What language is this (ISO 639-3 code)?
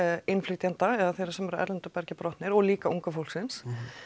isl